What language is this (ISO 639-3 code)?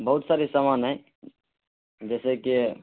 urd